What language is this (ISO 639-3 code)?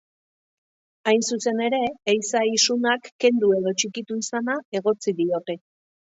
eus